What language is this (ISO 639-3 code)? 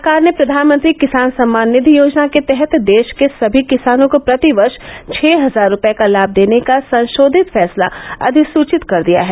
hin